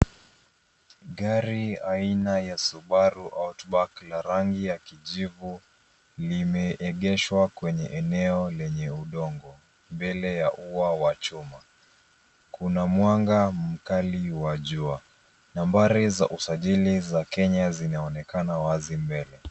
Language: Swahili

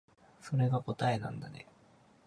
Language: Japanese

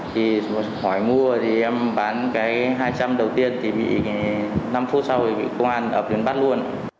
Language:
Vietnamese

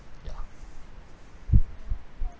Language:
English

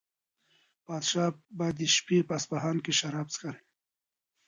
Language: Pashto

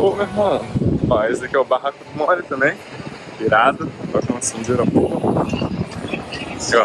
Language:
Portuguese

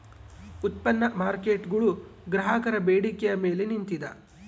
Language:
Kannada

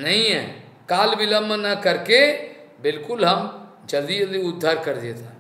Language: Hindi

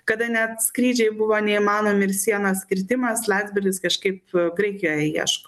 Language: Lithuanian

